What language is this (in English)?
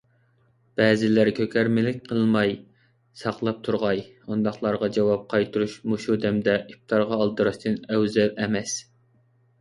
Uyghur